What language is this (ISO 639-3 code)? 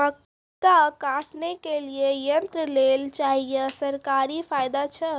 mai